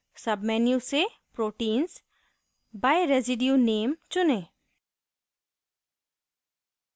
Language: Hindi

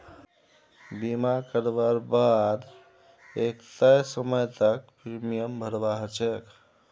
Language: Magahi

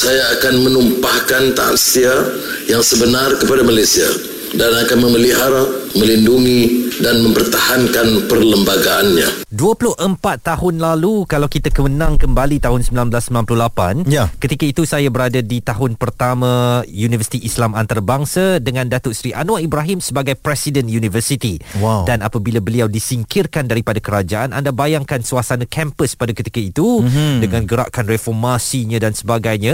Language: Malay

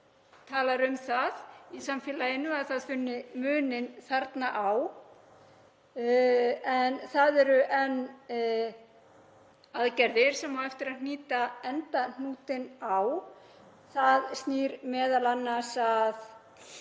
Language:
Icelandic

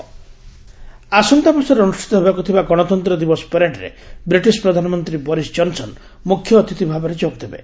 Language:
Odia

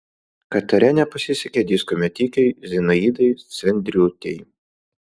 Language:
Lithuanian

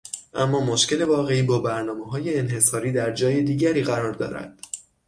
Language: Persian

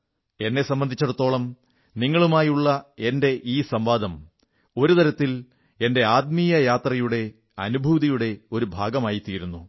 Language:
Malayalam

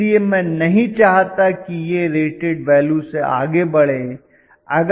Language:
Hindi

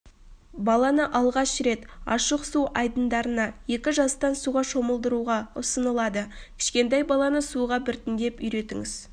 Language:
Kazakh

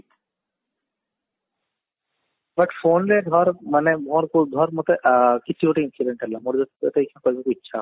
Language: Odia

